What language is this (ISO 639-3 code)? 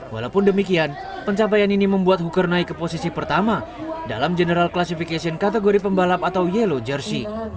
ind